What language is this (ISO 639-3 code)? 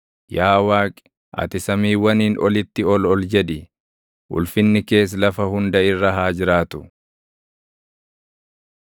orm